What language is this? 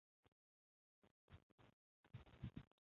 Chinese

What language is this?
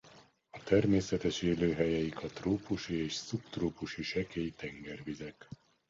Hungarian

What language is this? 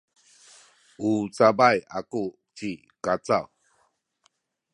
Sakizaya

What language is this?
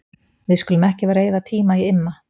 Icelandic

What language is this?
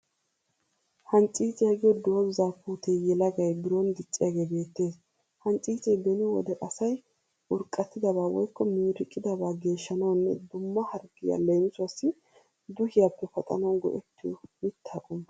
Wolaytta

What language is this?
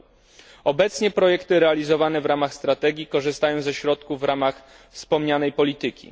Polish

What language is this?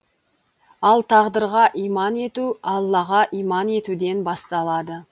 Kazakh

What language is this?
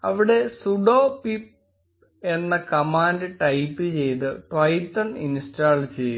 Malayalam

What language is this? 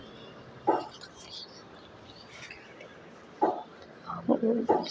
Dogri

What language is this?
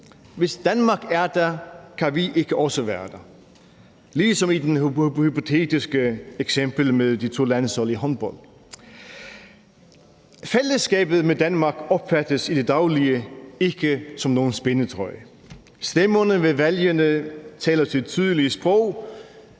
Danish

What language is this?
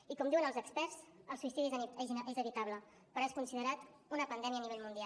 Catalan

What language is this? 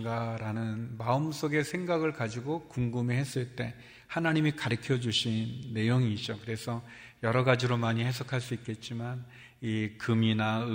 Korean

